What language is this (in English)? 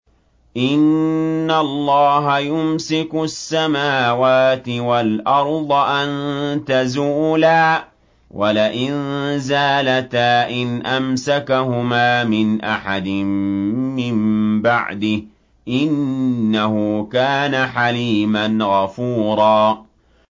Arabic